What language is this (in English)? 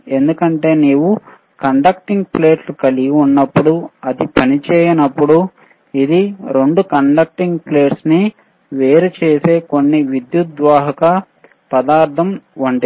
Telugu